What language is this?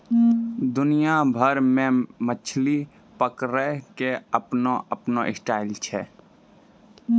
Maithili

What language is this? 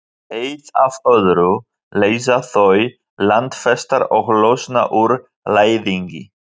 Icelandic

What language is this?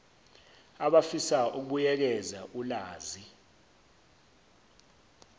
Zulu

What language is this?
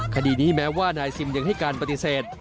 Thai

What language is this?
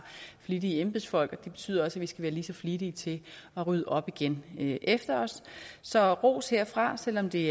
Danish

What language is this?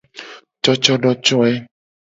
Gen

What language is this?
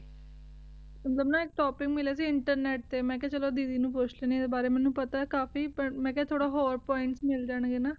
Punjabi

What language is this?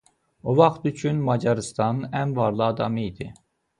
Azerbaijani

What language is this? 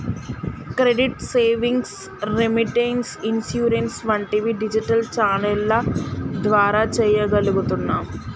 Telugu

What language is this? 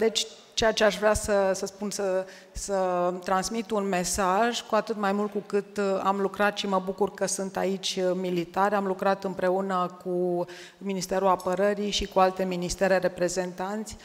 Romanian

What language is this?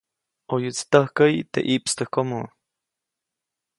Copainalá Zoque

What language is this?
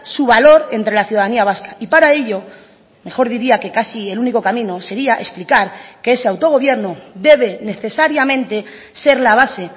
Spanish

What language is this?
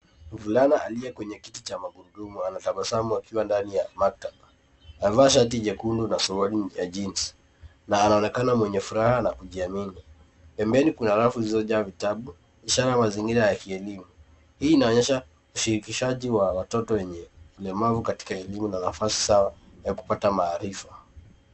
Swahili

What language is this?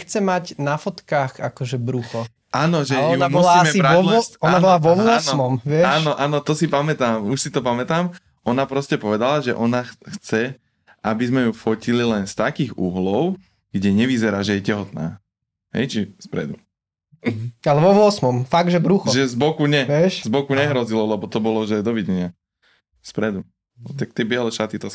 Slovak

